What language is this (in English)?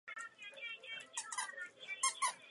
Czech